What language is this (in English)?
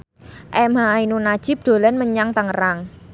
Javanese